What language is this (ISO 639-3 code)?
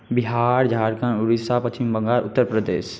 mai